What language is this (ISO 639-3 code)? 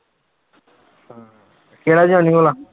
pan